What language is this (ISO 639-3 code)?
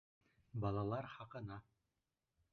bak